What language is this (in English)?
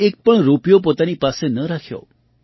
Gujarati